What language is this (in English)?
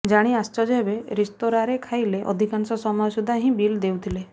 Odia